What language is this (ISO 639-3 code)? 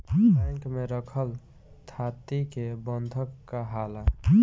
bho